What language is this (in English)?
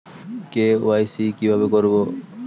Bangla